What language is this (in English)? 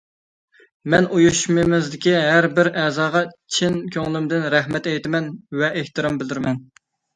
Uyghur